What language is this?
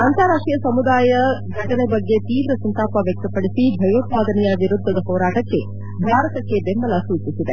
Kannada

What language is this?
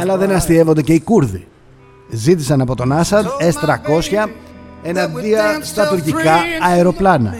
Greek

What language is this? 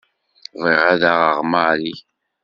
Kabyle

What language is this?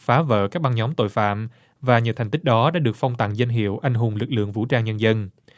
Vietnamese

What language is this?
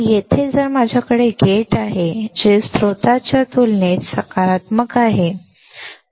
Marathi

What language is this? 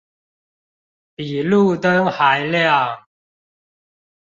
Chinese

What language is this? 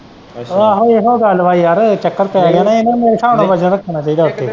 Punjabi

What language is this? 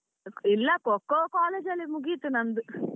Kannada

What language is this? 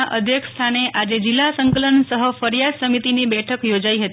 Gujarati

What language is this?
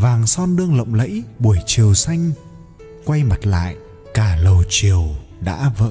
Vietnamese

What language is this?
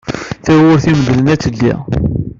Kabyle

